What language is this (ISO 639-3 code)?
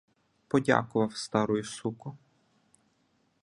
ukr